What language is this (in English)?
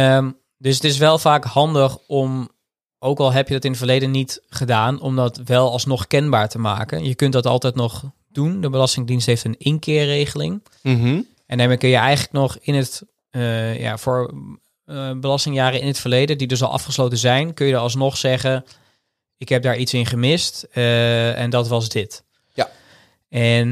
Dutch